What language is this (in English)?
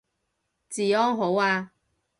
Cantonese